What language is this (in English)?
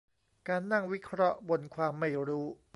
Thai